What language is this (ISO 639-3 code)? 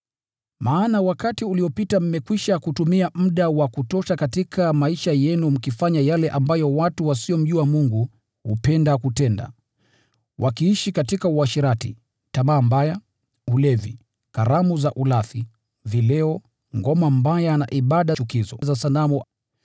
swa